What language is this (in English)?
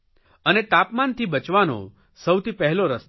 Gujarati